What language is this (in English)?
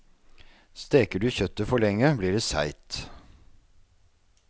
Norwegian